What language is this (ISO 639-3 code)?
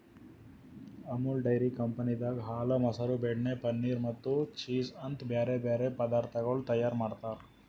kan